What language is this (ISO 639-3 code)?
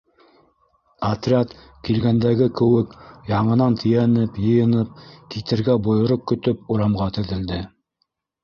bak